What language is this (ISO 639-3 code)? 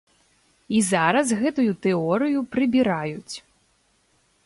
bel